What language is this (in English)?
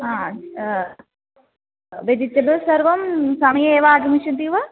Sanskrit